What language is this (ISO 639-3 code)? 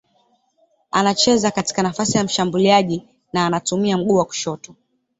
swa